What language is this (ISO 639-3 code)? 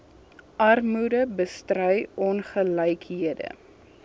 afr